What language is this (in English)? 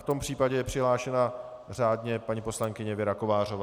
Czech